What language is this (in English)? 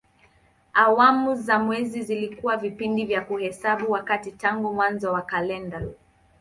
Swahili